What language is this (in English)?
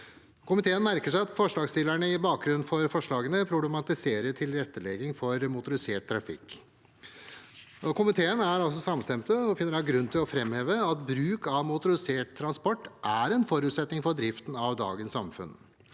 Norwegian